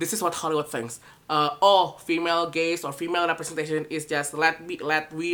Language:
Indonesian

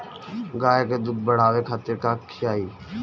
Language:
Bhojpuri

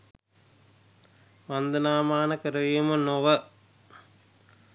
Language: Sinhala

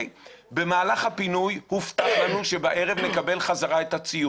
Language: Hebrew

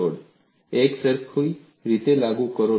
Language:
Gujarati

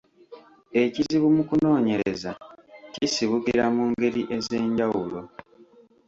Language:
Ganda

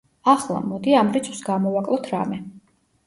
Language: Georgian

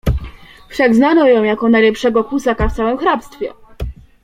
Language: Polish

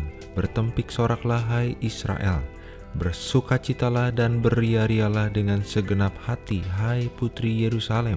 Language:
Indonesian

